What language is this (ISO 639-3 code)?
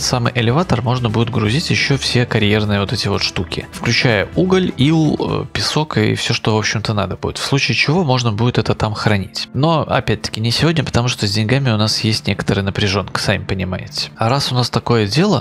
rus